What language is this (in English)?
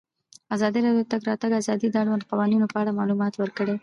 Pashto